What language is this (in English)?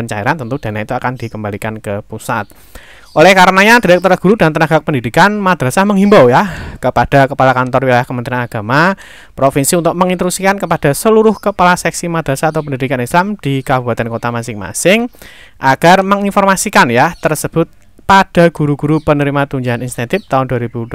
Indonesian